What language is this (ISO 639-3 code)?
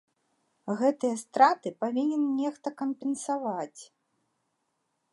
bel